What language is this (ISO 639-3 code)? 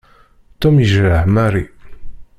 kab